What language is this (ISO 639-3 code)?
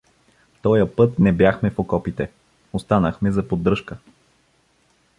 bul